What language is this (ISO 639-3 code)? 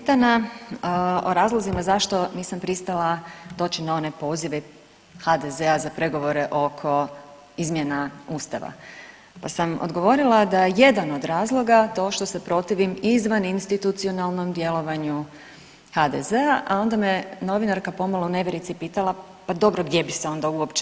hrv